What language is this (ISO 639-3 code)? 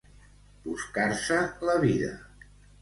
cat